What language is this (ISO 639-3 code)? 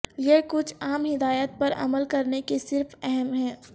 urd